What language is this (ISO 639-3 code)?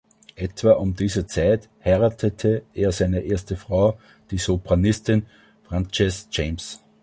deu